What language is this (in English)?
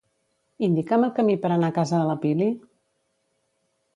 Catalan